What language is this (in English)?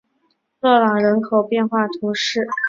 Chinese